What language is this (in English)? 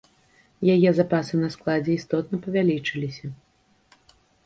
Belarusian